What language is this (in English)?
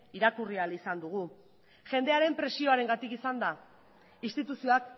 Basque